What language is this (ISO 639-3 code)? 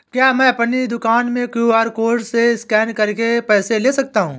hin